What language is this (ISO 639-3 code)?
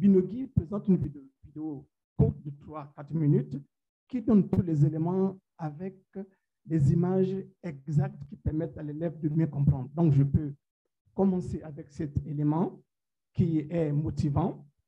fra